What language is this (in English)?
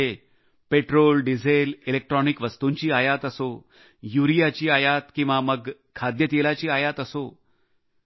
Marathi